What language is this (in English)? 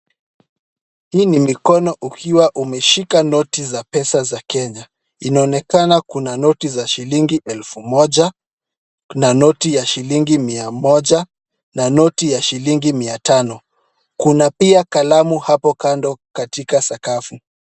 Swahili